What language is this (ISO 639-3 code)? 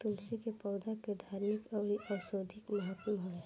bho